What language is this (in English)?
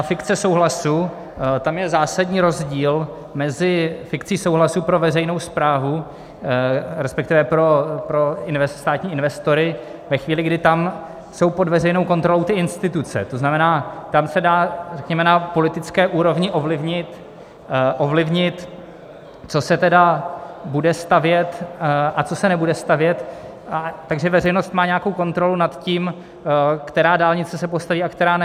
Czech